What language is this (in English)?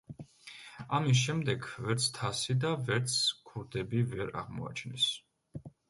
Georgian